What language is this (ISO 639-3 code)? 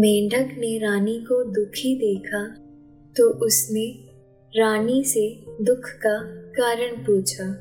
hin